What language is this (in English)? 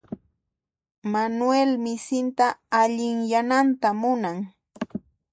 Puno Quechua